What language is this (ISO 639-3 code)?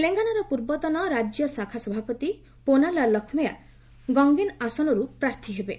ori